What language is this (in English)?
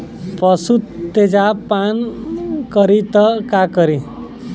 Bhojpuri